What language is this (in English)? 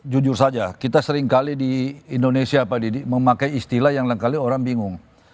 Indonesian